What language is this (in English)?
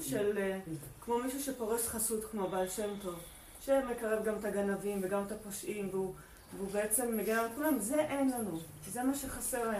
Hebrew